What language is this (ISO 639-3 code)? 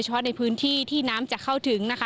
tha